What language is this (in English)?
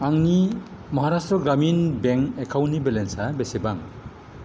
Bodo